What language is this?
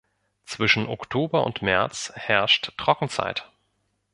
German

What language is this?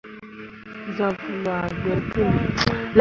Mundang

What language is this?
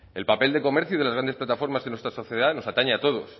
Spanish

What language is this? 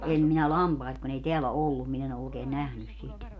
Finnish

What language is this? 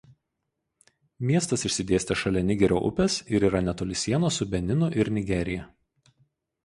Lithuanian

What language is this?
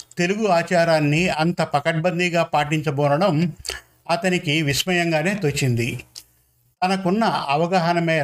Telugu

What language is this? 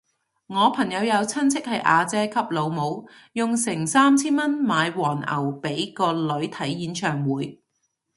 Cantonese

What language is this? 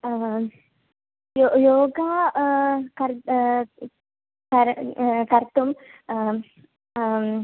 Sanskrit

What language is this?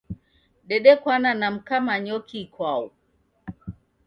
Taita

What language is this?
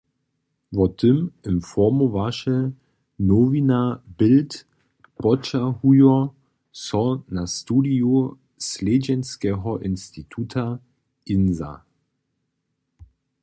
Upper Sorbian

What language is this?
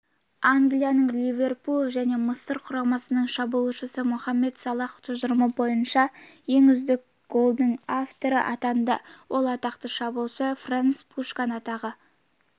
Kazakh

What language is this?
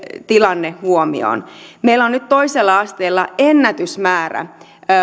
Finnish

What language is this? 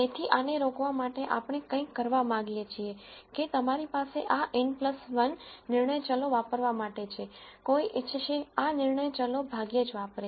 Gujarati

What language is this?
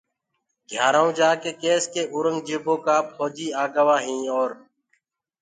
Gurgula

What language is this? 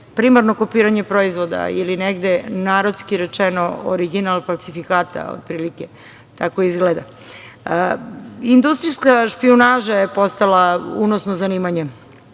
Serbian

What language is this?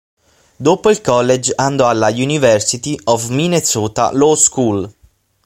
Italian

